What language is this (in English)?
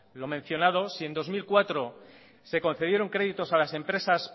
Spanish